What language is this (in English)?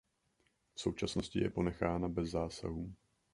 Czech